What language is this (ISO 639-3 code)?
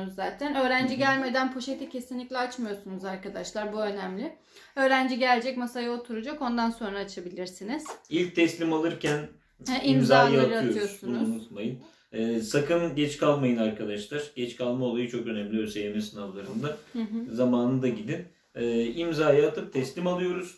tur